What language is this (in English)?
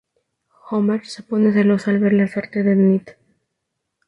Spanish